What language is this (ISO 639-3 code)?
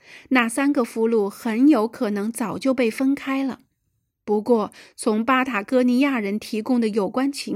zho